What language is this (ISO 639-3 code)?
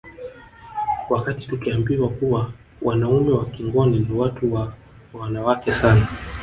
swa